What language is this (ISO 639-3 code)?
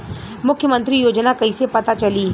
bho